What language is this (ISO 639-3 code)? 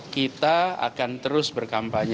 ind